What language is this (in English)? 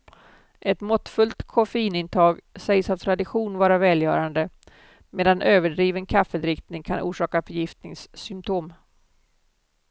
Swedish